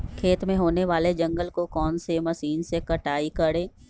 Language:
Magahi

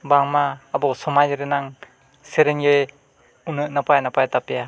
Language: Santali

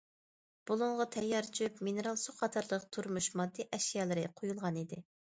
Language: Uyghur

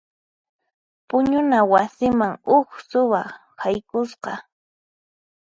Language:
Puno Quechua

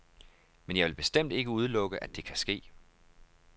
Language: Danish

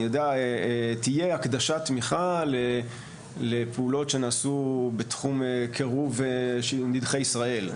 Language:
Hebrew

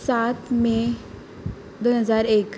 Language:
Konkani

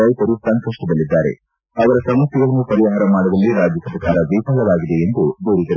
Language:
Kannada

